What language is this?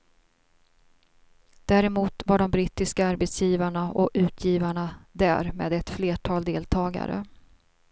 Swedish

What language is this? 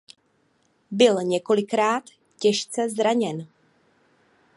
Czech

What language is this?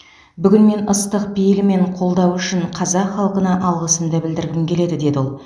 Kazakh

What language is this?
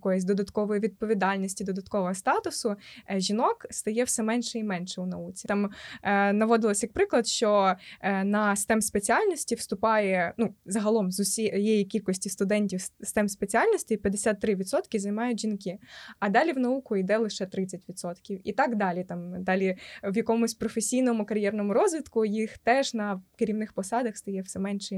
Ukrainian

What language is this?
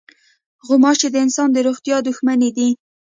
Pashto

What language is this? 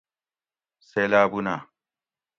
Gawri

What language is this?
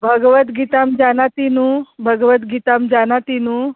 Sanskrit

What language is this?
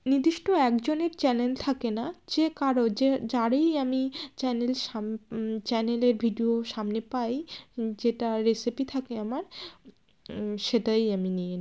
Bangla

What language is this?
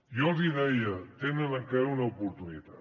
Catalan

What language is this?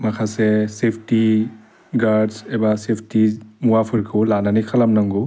Bodo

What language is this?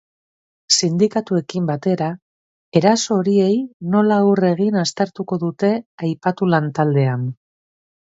Basque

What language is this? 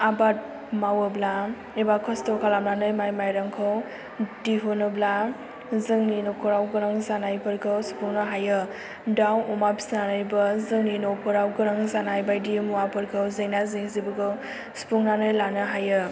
Bodo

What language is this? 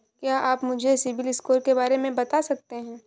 Hindi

